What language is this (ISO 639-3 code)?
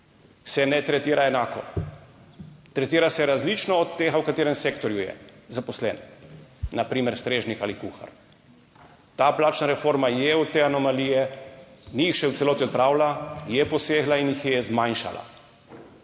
slv